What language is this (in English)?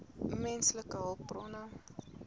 Afrikaans